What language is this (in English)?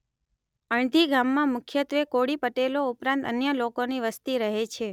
Gujarati